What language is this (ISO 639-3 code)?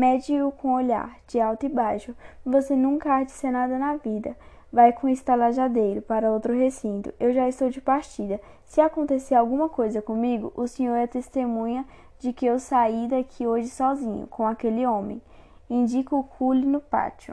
por